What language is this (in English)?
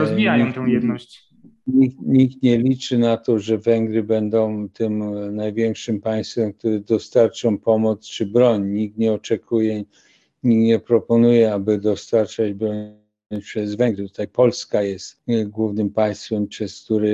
Polish